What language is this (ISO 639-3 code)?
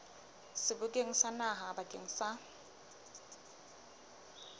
sot